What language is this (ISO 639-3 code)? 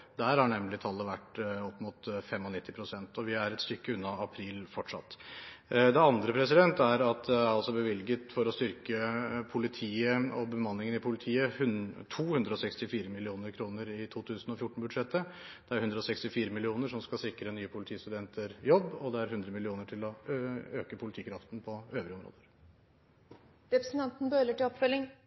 nob